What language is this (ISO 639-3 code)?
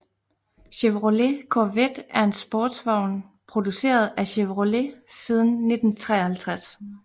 dan